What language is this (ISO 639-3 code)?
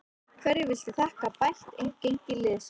isl